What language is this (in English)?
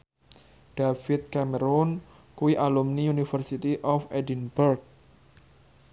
Javanese